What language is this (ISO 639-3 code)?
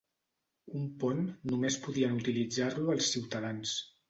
cat